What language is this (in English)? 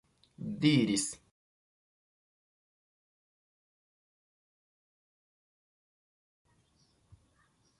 Esperanto